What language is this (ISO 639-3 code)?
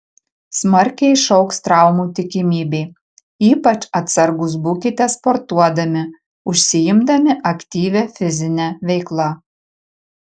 lit